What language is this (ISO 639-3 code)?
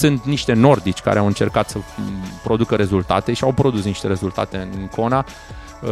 ron